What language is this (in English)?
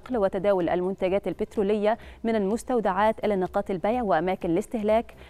Arabic